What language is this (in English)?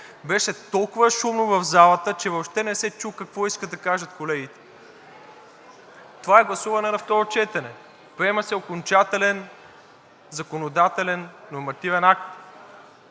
Bulgarian